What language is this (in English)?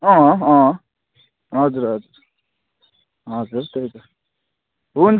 Nepali